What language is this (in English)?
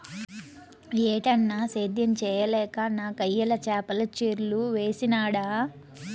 Telugu